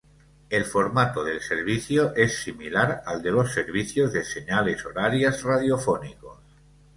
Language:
Spanish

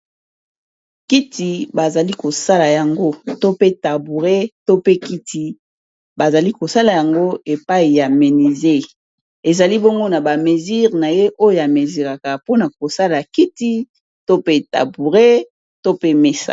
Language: Lingala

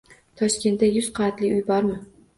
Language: Uzbek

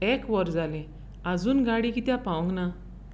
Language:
Konkani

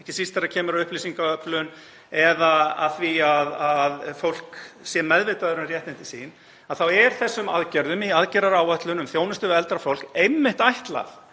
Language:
Icelandic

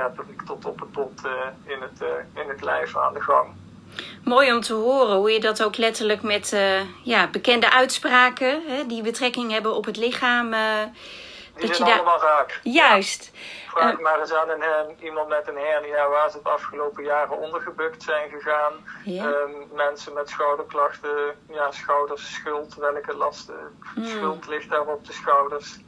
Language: Dutch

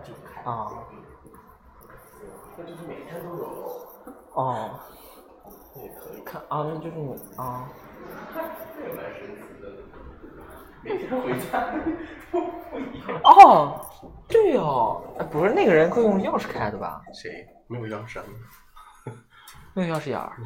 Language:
Chinese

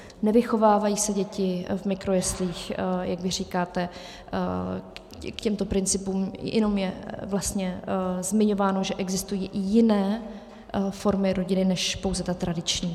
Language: Czech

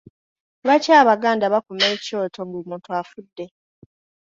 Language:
Ganda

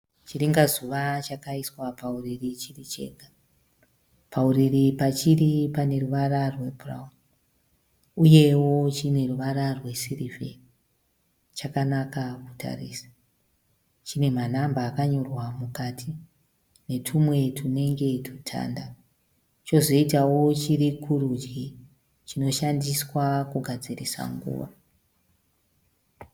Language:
Shona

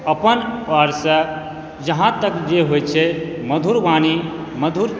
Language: Maithili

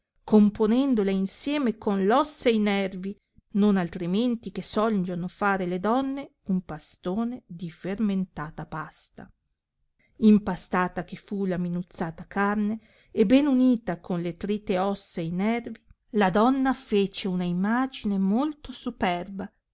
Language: Italian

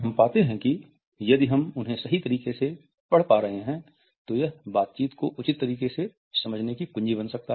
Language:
Hindi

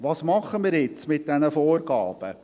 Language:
Swiss German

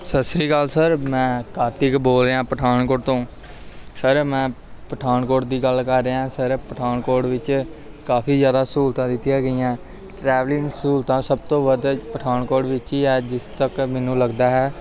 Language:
Punjabi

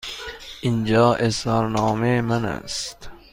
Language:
Persian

